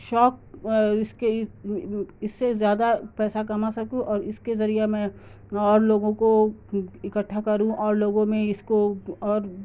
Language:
Urdu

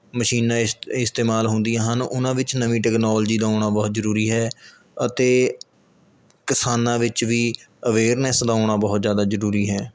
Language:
Punjabi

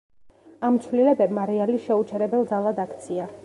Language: Georgian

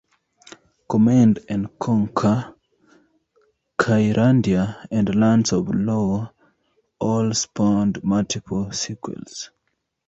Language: English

